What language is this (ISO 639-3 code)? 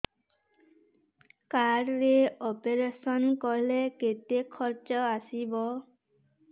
ori